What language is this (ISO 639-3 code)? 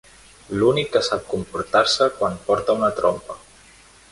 cat